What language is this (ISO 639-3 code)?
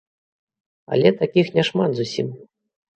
bel